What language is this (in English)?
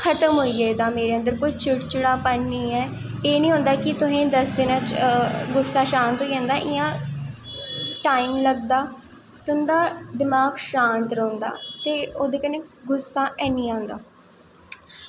Dogri